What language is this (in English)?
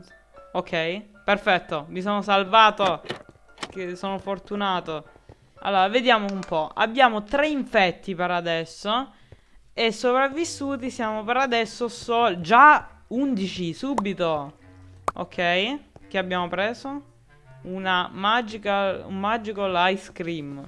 Italian